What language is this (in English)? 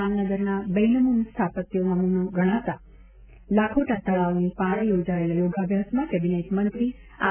Gujarati